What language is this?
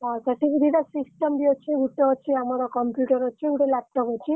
Odia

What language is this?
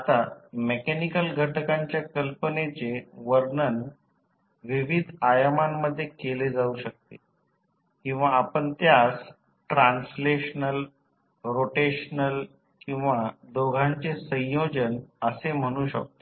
Marathi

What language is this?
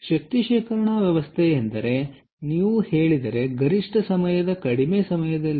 Kannada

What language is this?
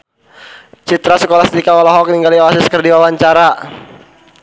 Sundanese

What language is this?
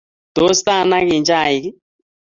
Kalenjin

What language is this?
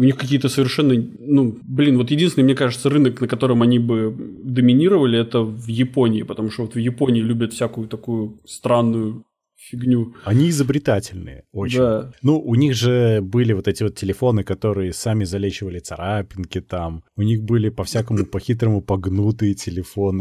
Russian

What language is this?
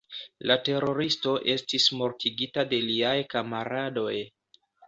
Esperanto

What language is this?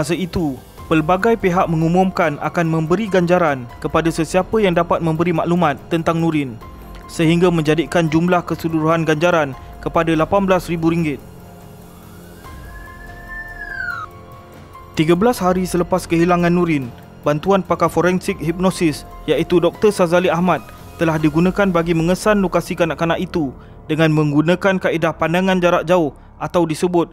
Malay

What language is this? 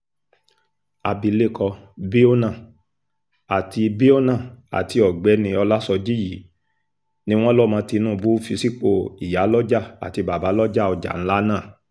Yoruba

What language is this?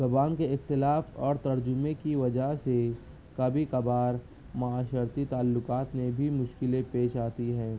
Urdu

